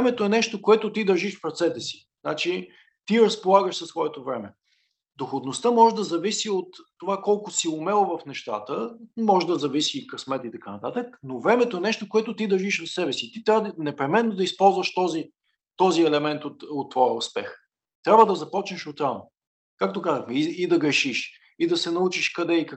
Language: Bulgarian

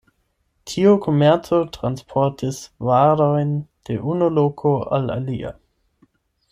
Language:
Esperanto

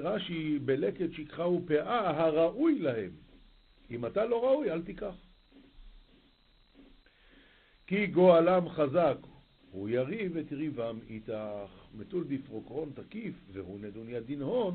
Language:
Hebrew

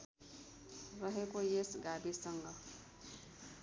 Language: Nepali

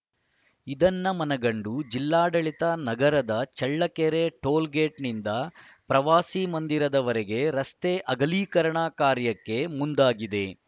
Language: Kannada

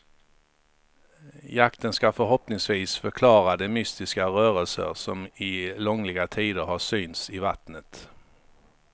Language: Swedish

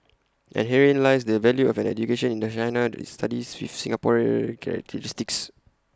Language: English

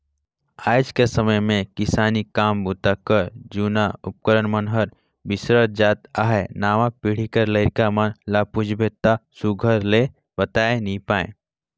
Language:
Chhattisgarhi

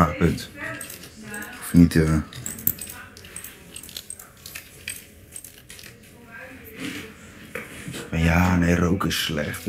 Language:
Dutch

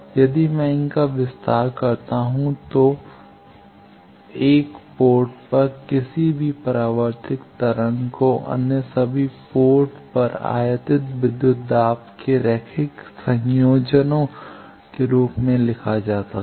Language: Hindi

